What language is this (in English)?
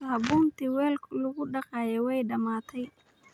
Somali